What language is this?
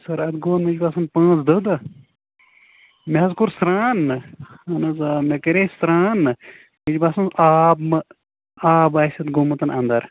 Kashmiri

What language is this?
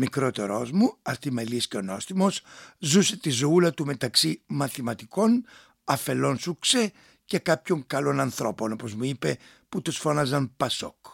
Greek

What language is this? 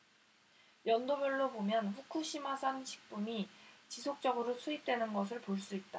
Korean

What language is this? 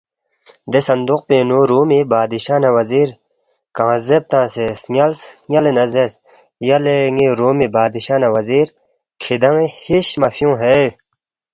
Balti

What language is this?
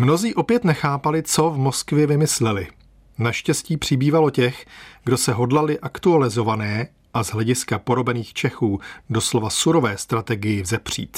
Czech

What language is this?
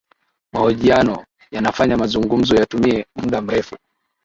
Swahili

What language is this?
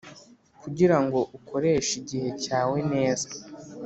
Kinyarwanda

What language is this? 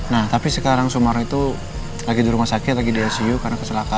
Indonesian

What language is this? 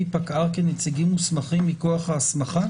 Hebrew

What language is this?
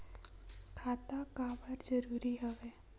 Chhattisgarhi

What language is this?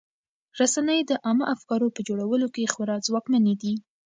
Pashto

